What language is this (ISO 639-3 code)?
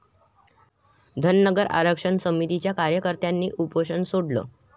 mar